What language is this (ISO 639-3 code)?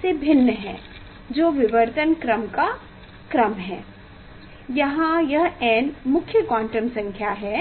hin